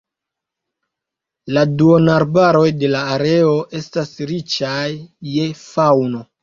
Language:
Esperanto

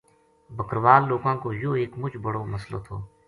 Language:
Gujari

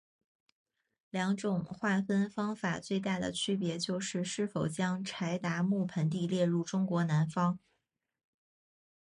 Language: Chinese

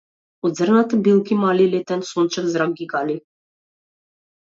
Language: Macedonian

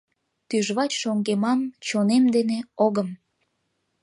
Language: Mari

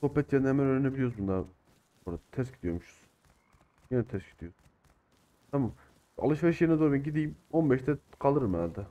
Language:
Turkish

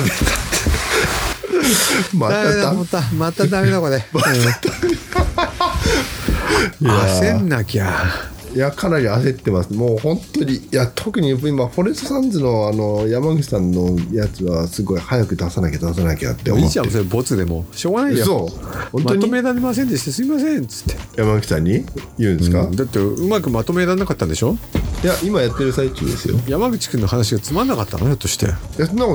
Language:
Japanese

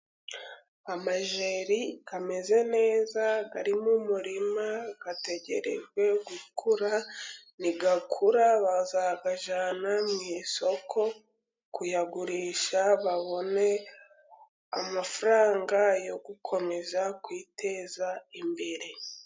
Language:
Kinyarwanda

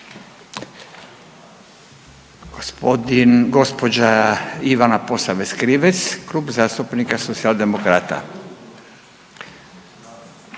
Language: Croatian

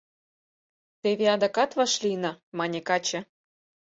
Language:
Mari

